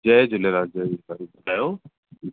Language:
Sindhi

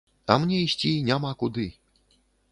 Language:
Belarusian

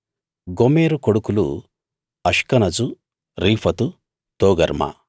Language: Telugu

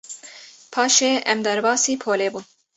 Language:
Kurdish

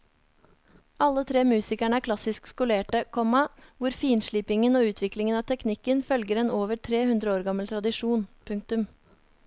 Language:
Norwegian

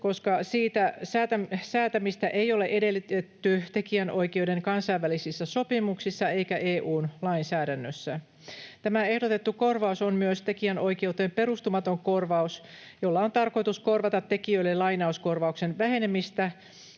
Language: Finnish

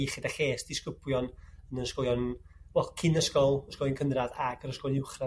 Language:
Welsh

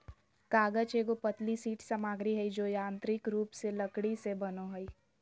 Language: Magahi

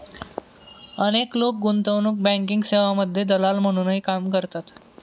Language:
Marathi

